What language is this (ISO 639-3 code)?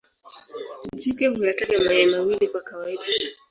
swa